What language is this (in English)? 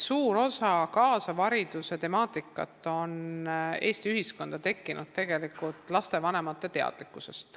Estonian